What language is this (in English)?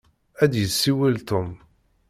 Kabyle